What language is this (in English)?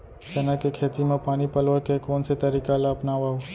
Chhattisgarhi